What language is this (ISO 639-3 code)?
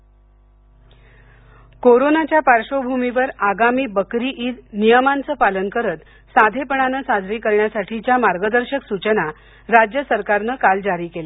mar